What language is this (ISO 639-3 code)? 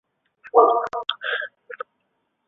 zho